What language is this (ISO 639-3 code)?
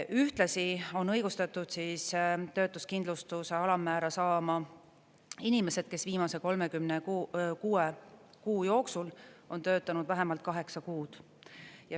est